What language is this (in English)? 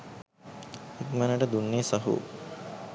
Sinhala